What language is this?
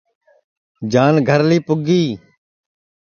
Sansi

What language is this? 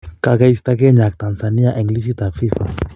Kalenjin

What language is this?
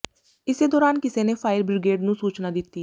Punjabi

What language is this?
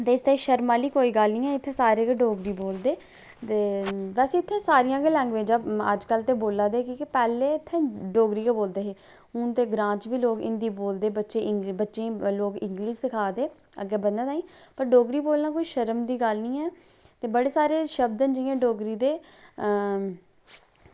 Dogri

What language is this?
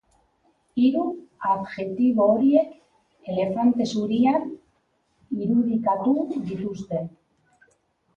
Basque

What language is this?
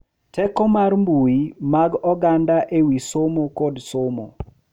Luo (Kenya and Tanzania)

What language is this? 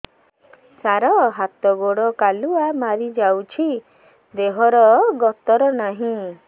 Odia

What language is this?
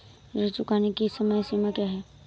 Hindi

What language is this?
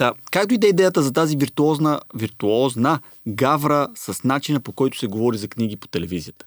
Bulgarian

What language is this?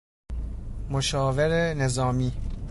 Persian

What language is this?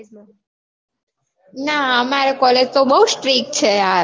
Gujarati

